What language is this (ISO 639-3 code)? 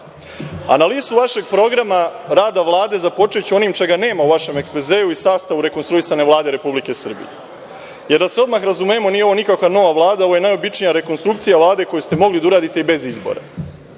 srp